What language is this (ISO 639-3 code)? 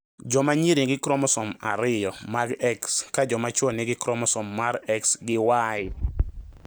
luo